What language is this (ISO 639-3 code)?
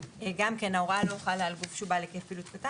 heb